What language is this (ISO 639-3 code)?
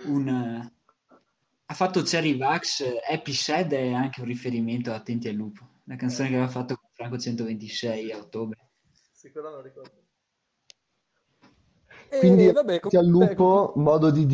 ita